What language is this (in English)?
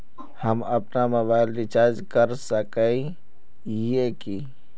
Magahi